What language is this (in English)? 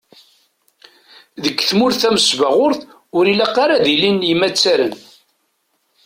Kabyle